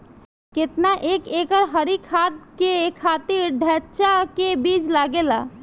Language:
Bhojpuri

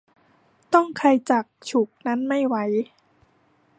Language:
Thai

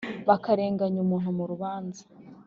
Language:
Kinyarwanda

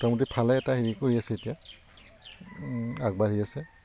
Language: Assamese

